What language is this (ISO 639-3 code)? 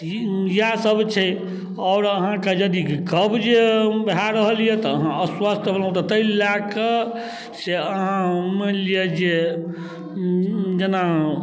mai